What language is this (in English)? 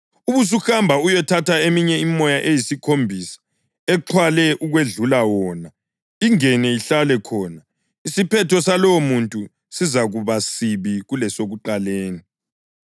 North Ndebele